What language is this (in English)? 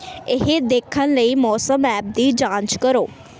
Punjabi